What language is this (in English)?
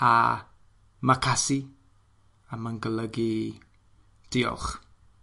Welsh